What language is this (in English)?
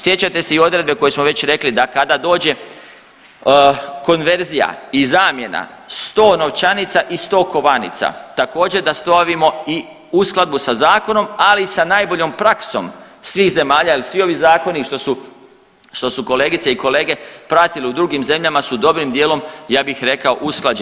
Croatian